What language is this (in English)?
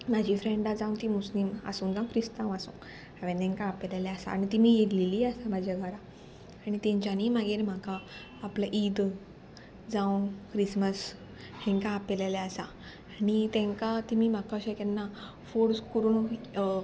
Konkani